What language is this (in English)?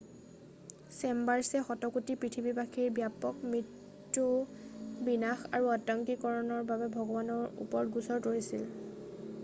Assamese